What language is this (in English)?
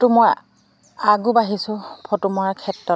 Assamese